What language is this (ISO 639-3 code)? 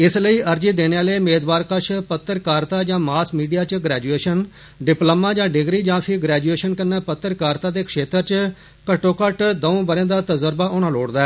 doi